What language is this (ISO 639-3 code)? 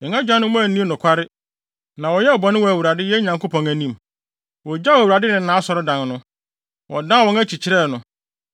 aka